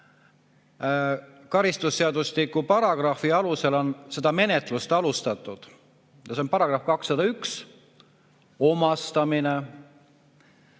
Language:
Estonian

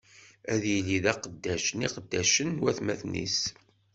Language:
Kabyle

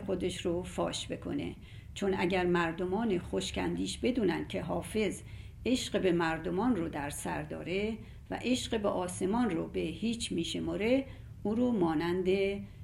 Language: Persian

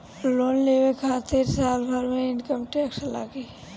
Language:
Bhojpuri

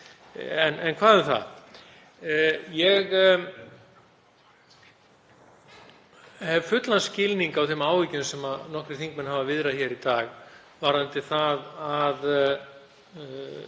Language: Icelandic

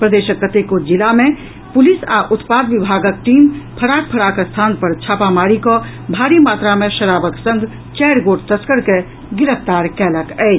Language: Maithili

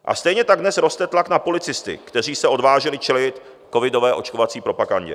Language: Czech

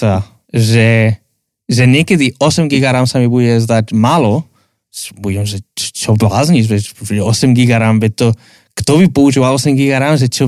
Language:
Slovak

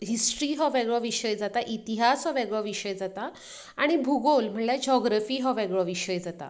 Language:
Konkani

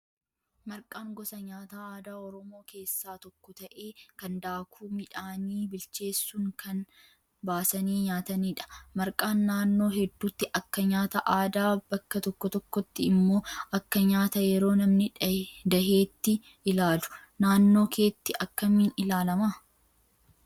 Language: Oromo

